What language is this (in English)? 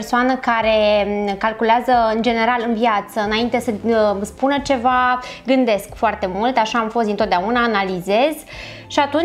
Romanian